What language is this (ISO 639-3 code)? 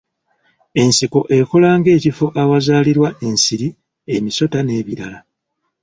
lug